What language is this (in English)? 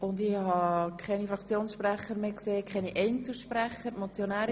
Swiss German